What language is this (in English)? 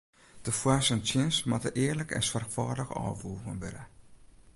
Western Frisian